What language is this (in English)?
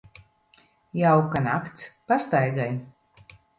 Latvian